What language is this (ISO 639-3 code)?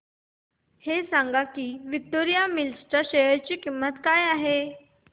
mar